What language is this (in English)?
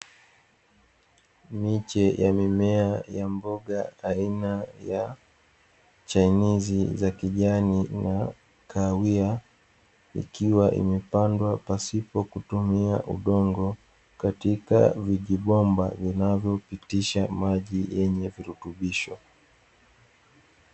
Swahili